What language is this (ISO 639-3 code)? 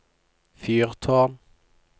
nor